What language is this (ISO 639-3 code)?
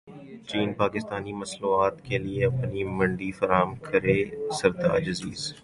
urd